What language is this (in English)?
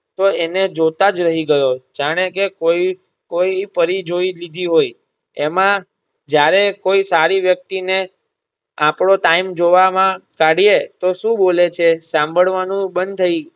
Gujarati